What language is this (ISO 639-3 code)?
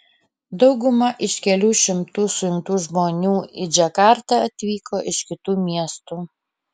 lit